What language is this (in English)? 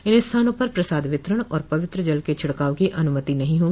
Hindi